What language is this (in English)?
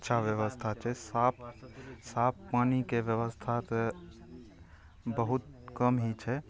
Maithili